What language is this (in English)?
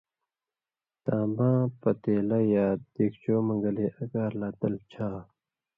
Indus Kohistani